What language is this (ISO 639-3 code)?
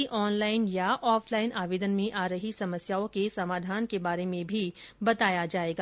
hin